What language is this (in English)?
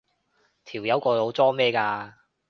Cantonese